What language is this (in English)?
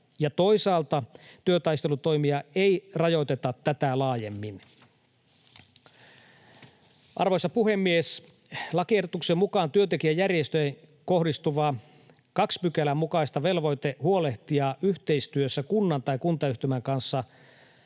Finnish